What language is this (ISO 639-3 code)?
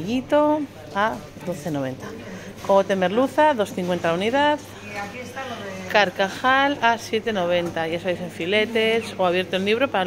spa